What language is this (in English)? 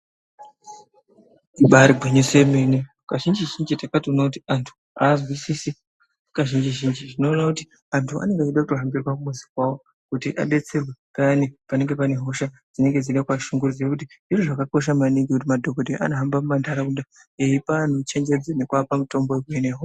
Ndau